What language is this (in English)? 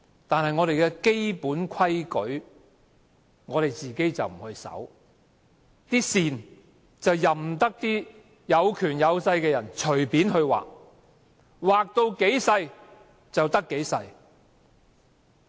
Cantonese